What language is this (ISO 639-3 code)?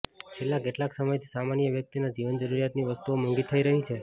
guj